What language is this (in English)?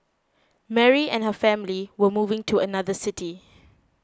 English